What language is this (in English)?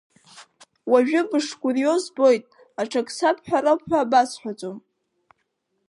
Abkhazian